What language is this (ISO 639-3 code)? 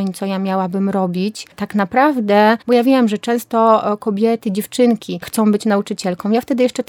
pol